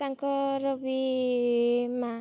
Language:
Odia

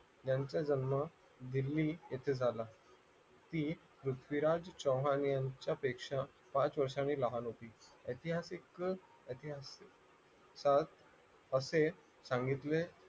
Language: Marathi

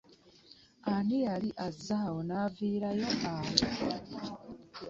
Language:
Ganda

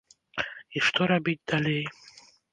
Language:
Belarusian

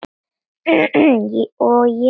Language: Icelandic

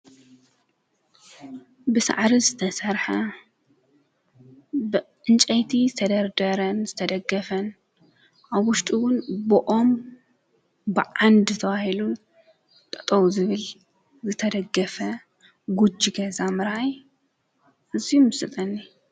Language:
Tigrinya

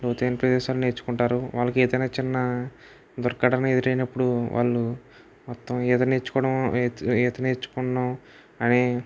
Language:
Telugu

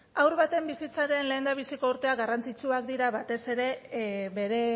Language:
Basque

